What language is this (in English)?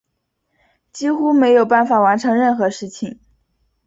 Chinese